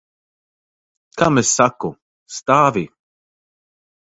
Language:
Latvian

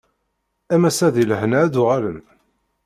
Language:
Kabyle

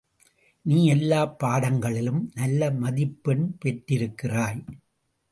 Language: Tamil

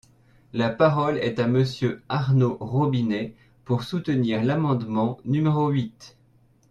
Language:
French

